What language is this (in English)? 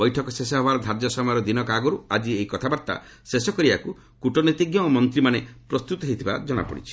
Odia